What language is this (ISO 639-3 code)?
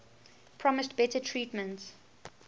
eng